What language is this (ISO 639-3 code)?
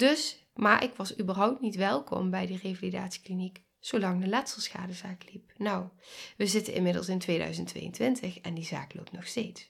nld